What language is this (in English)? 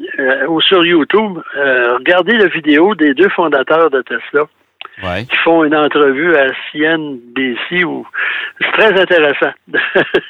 French